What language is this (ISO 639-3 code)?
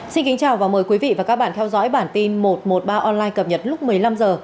vie